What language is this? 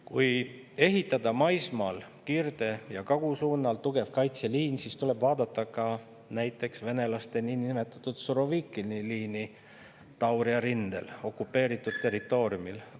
Estonian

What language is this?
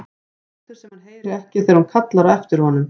Icelandic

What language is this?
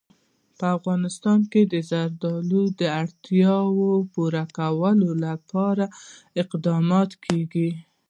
Pashto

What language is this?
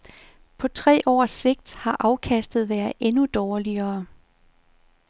Danish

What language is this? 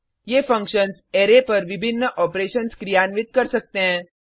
Hindi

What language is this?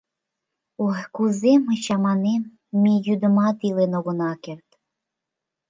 Mari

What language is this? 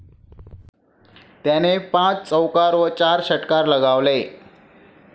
Marathi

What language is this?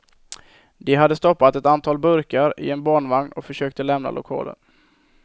Swedish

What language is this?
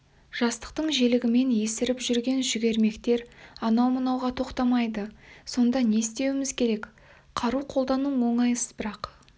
Kazakh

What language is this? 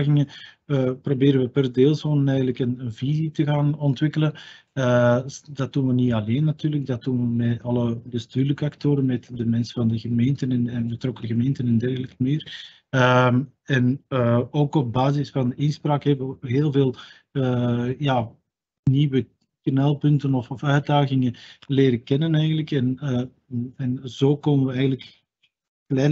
Dutch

